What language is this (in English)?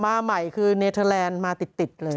Thai